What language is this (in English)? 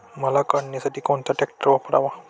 Marathi